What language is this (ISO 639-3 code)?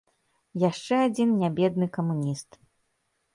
bel